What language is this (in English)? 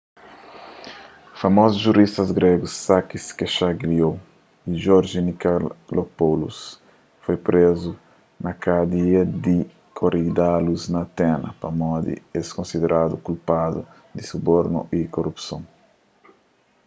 Kabuverdianu